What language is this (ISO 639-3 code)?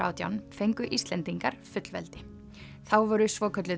isl